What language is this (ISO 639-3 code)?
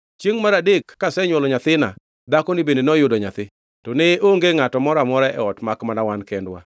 luo